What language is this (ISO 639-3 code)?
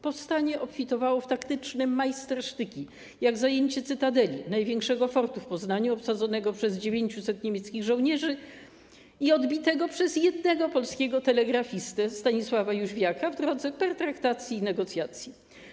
pol